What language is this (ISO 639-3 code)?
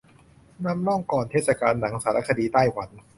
tha